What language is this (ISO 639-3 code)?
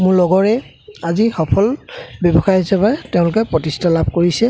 asm